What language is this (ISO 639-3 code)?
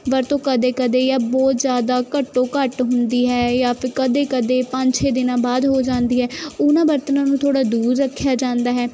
pan